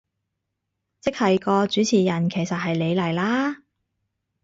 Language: Cantonese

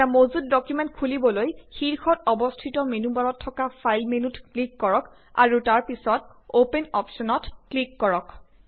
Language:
Assamese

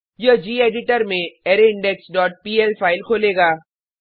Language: Hindi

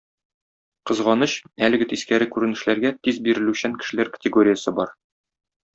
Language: Tatar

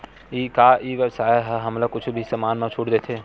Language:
Chhattisgarhi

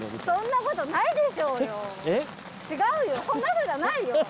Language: Japanese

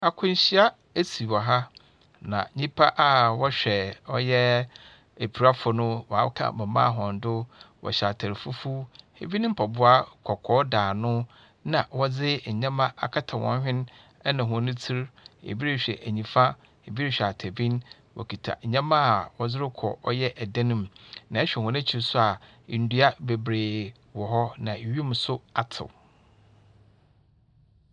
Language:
Akan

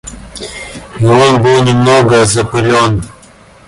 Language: Russian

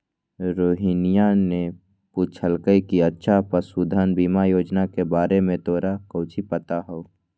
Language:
Magahi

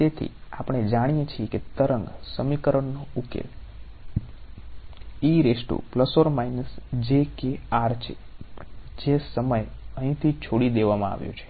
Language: Gujarati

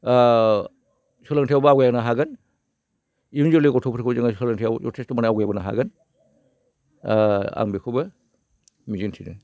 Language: Bodo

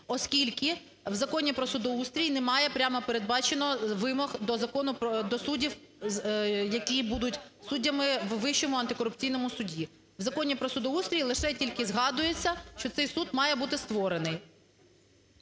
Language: Ukrainian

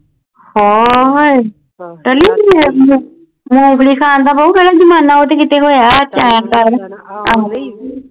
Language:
Punjabi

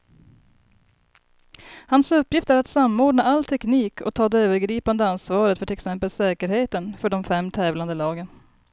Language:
Swedish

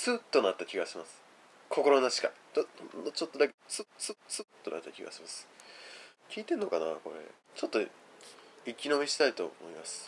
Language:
Japanese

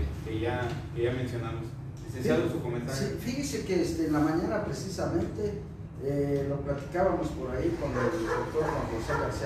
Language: Spanish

